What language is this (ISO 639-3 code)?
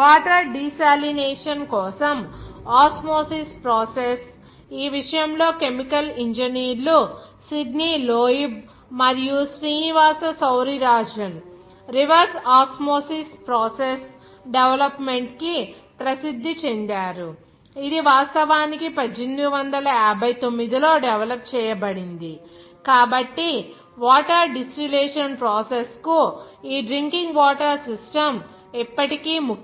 tel